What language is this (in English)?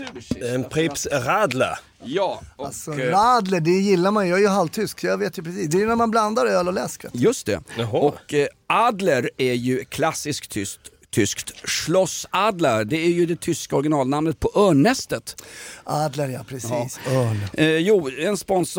Swedish